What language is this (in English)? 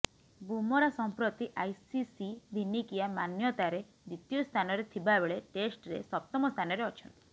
Odia